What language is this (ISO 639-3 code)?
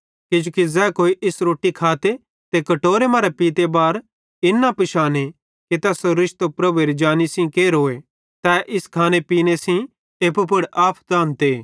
bhd